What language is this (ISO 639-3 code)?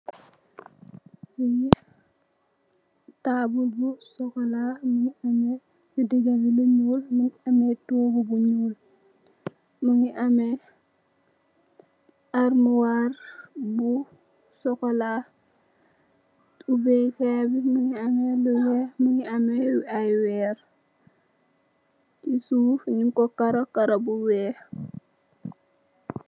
wol